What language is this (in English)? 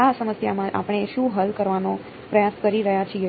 Gujarati